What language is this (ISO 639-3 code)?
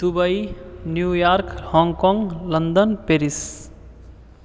mai